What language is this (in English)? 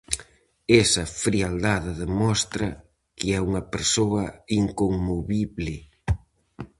Galician